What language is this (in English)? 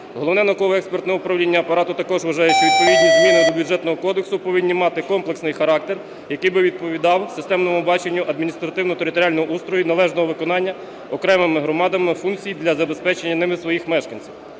Ukrainian